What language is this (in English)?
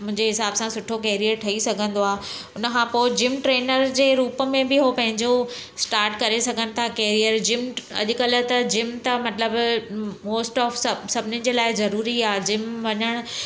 Sindhi